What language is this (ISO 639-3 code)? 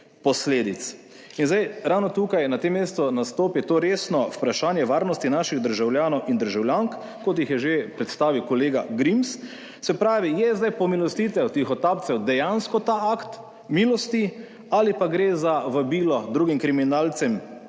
slv